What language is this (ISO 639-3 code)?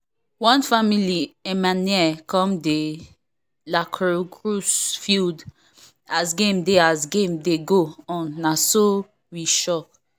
pcm